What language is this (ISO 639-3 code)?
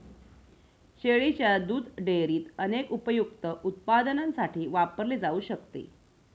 mar